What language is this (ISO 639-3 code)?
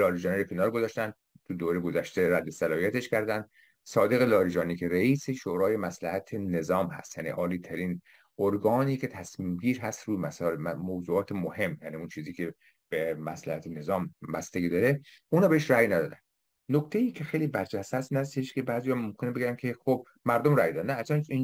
fas